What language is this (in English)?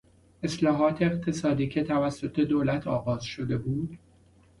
Persian